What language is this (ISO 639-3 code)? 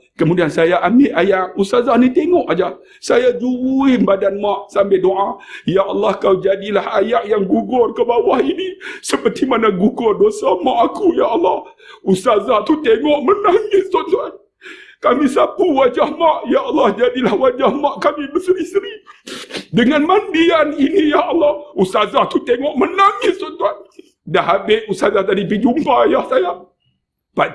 msa